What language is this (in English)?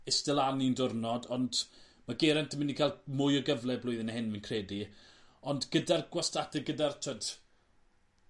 Welsh